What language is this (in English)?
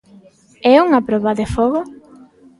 Galician